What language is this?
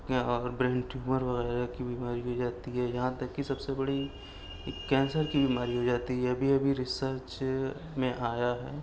Urdu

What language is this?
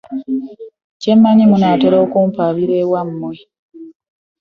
Ganda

